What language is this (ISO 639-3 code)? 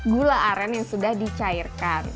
ind